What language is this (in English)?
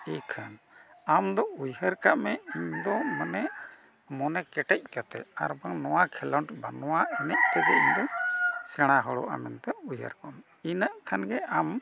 Santali